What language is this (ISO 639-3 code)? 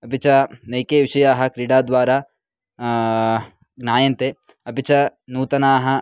san